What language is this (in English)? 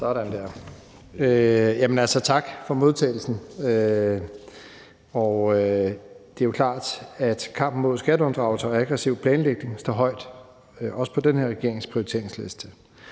Danish